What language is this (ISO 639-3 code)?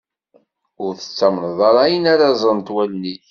kab